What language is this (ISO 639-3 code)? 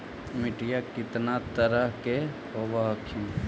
mag